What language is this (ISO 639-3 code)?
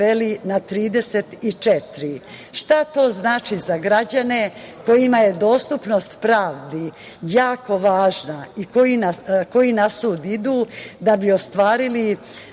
srp